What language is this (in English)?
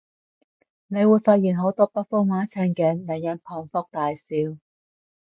Cantonese